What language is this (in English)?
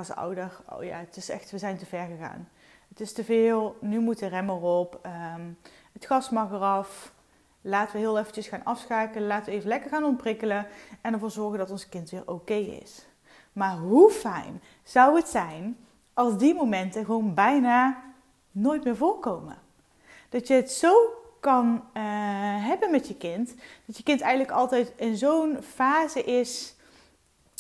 Dutch